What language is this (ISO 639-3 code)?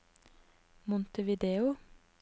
nor